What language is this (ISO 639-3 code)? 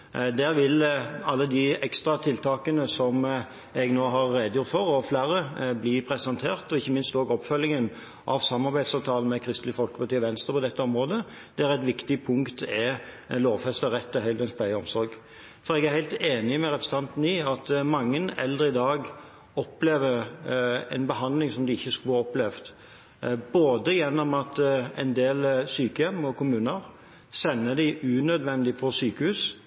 nob